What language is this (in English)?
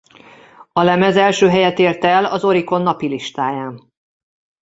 Hungarian